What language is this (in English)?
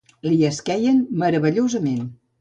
Catalan